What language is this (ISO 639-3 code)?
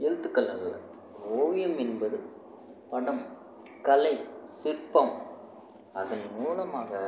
tam